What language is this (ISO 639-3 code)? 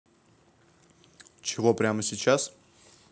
rus